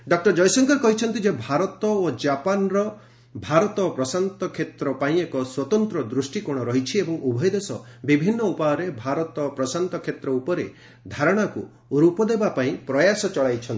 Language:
Odia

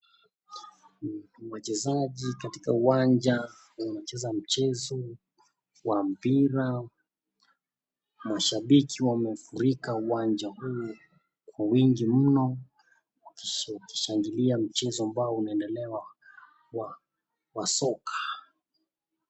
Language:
Swahili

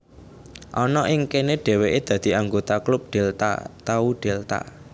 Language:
Javanese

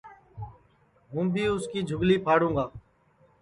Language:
Sansi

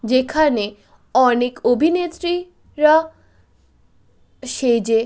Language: Bangla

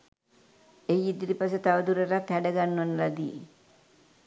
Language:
Sinhala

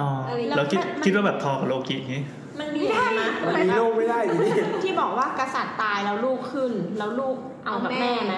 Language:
Thai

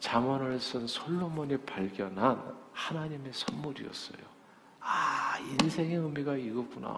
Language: Korean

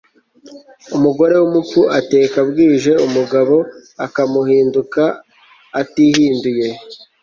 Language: Kinyarwanda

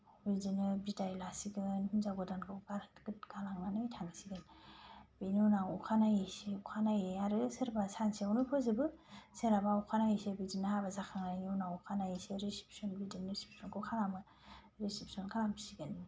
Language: Bodo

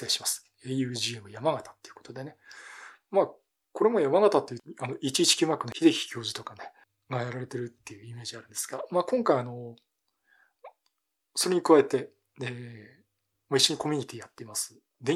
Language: Japanese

